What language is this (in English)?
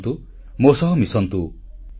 Odia